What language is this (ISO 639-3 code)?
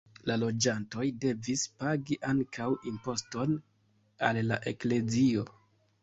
epo